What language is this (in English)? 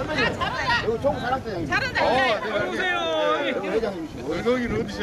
Korean